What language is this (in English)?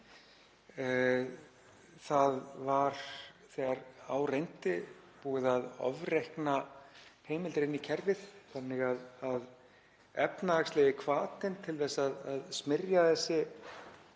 Icelandic